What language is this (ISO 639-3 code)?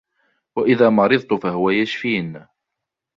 ara